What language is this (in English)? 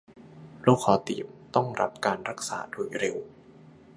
Thai